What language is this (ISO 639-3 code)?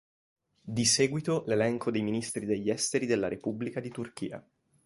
ita